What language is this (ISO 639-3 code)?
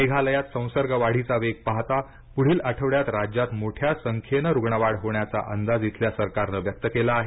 mar